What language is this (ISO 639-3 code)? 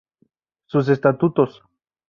spa